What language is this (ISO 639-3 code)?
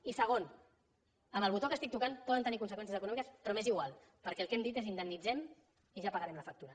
cat